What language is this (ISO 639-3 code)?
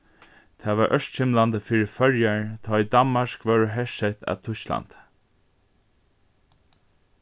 fao